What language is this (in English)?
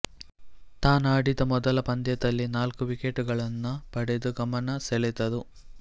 Kannada